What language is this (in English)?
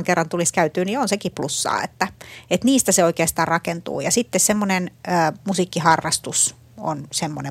Finnish